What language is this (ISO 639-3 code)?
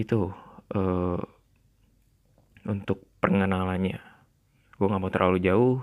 ind